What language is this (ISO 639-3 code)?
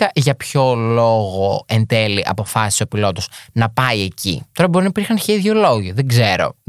ell